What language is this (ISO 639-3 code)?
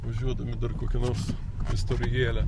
lit